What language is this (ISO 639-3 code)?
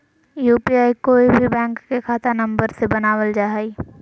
mag